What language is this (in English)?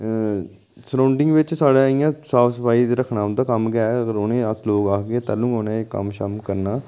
Dogri